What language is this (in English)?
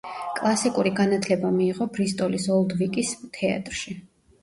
Georgian